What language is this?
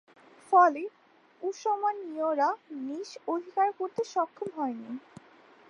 Bangla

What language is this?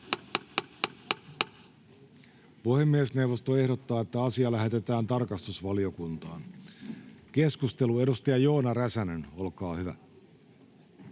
Finnish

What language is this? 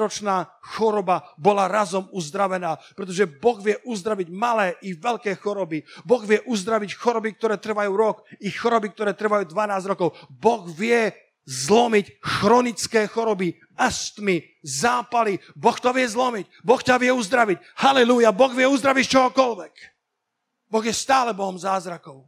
Slovak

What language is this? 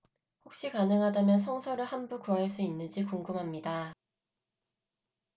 Korean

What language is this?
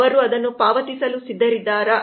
Kannada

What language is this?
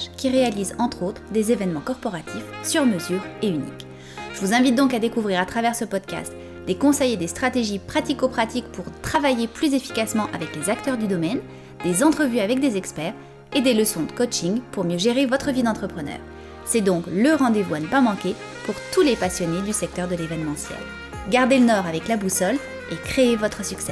French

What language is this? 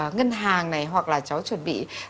Vietnamese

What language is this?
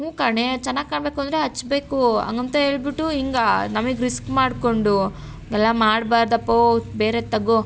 Kannada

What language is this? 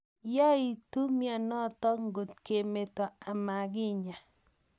Kalenjin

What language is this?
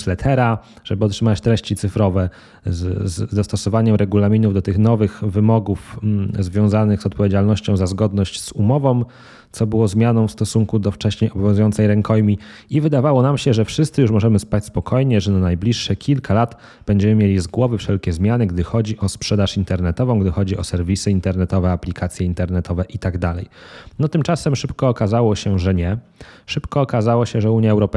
Polish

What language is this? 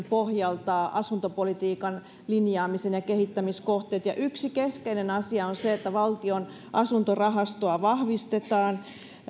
Finnish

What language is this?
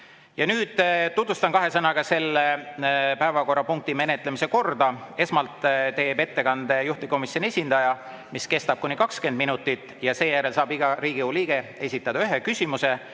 Estonian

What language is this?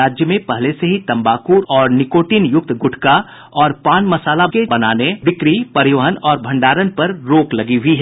Hindi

